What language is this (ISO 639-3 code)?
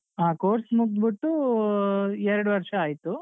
kan